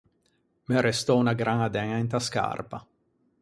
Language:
Ligurian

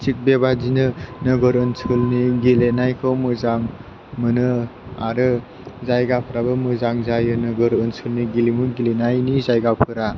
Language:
Bodo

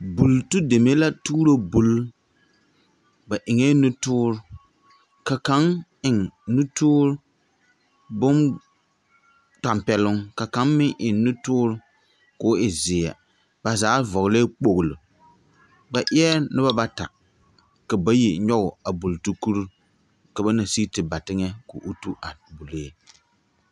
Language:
Southern Dagaare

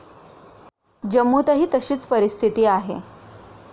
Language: Marathi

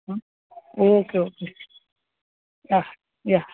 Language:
Gujarati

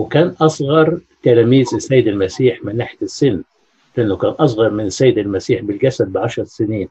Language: Arabic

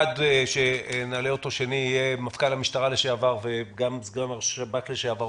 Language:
Hebrew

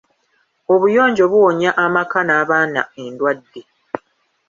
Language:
Ganda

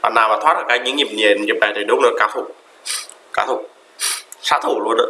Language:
Vietnamese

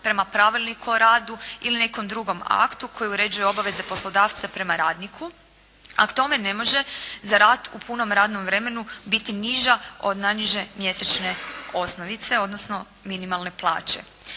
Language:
Croatian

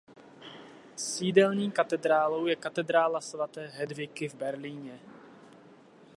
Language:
Czech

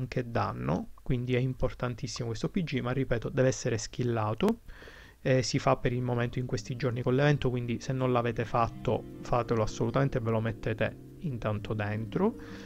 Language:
Italian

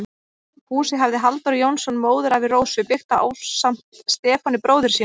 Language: Icelandic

